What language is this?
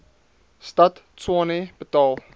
Afrikaans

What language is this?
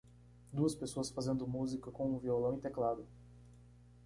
Portuguese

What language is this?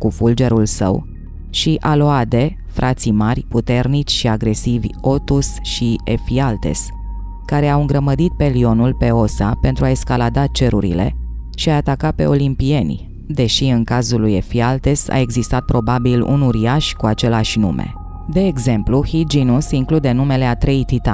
Romanian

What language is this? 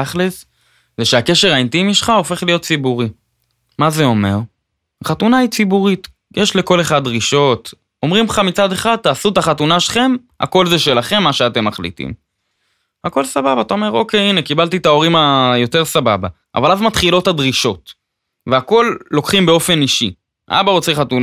Hebrew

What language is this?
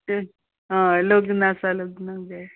Konkani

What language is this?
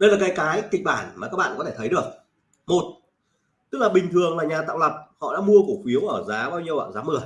Vietnamese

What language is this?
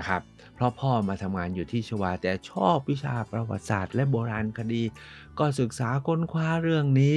Thai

